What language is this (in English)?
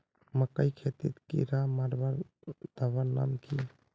Magahi